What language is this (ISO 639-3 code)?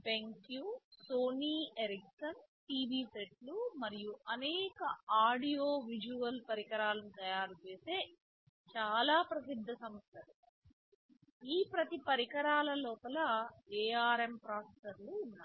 tel